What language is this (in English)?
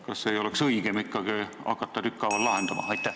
Estonian